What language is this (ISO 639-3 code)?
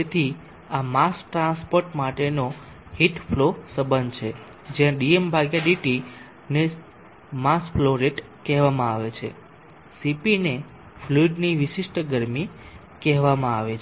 guj